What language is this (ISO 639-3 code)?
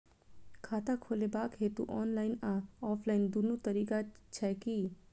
mai